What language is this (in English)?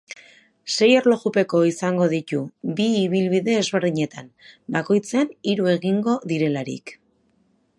Basque